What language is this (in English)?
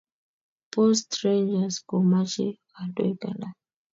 Kalenjin